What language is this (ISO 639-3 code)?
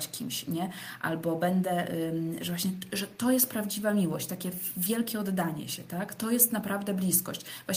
pol